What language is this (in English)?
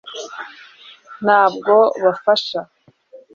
Kinyarwanda